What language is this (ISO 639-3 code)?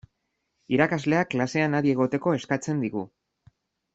eus